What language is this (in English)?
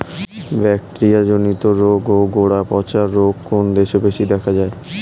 Bangla